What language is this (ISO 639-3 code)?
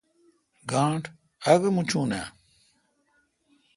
xka